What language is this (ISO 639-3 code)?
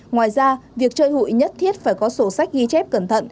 vie